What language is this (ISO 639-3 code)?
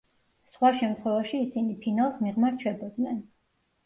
kat